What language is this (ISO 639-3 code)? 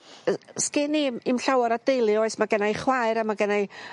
cym